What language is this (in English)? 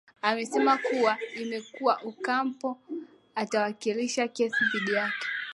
Swahili